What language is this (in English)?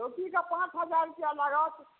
Maithili